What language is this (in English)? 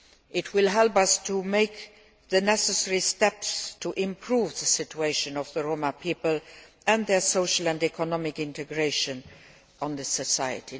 English